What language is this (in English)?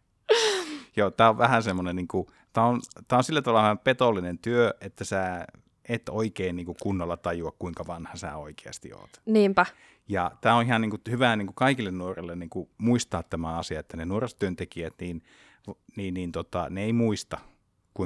Finnish